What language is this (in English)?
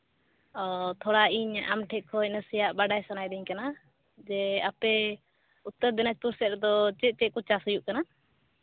Santali